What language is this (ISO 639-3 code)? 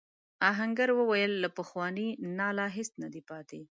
pus